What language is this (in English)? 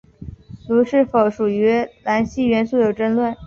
Chinese